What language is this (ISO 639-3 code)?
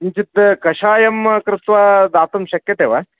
san